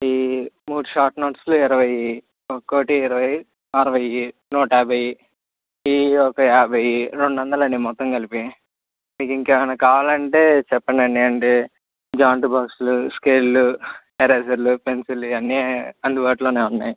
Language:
Telugu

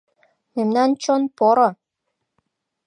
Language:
Mari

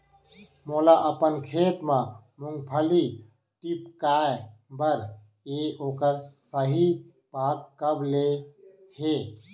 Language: Chhattisgarhi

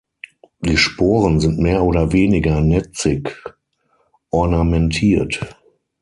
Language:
German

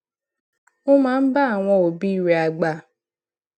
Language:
Yoruba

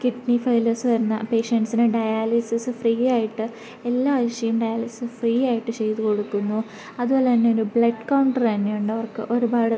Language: Malayalam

